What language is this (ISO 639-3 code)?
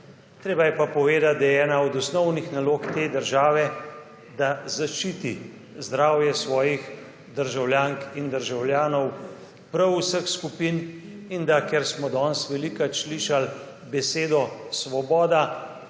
slv